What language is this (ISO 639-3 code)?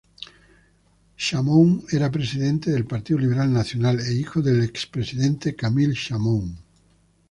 spa